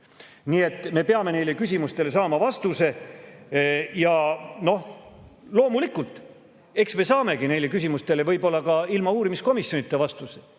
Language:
Estonian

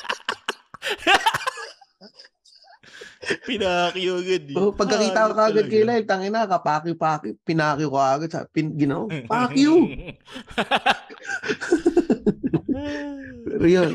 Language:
Filipino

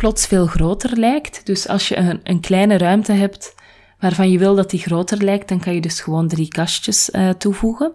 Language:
Dutch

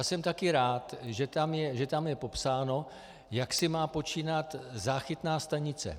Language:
Czech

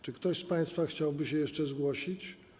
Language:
Polish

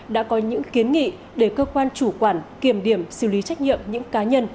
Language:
Vietnamese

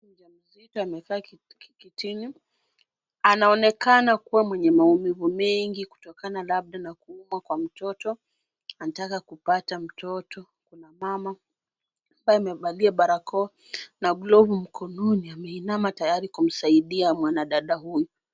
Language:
Swahili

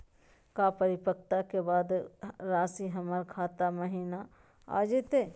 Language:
Magahi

